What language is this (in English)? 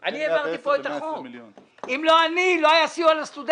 Hebrew